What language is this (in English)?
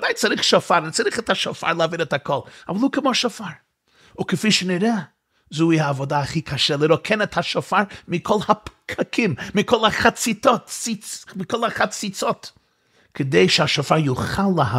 Hebrew